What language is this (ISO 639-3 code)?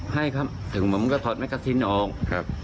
tha